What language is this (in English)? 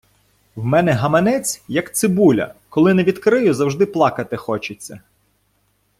Ukrainian